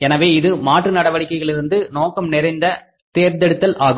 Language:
Tamil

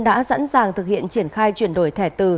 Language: Vietnamese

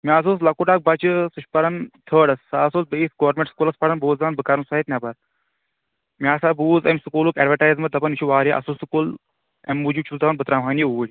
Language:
Kashmiri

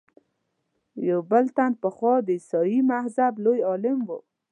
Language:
Pashto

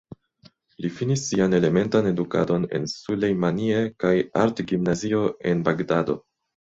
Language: Esperanto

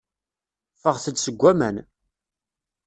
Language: Kabyle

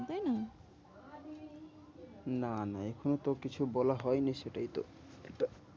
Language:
Bangla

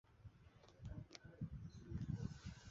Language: Chinese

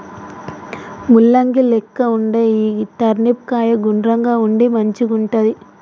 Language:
Telugu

